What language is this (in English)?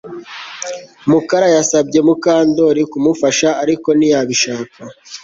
Kinyarwanda